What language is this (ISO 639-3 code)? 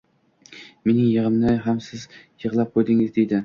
uzb